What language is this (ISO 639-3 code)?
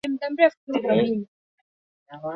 swa